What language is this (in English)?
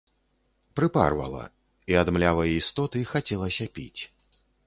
Belarusian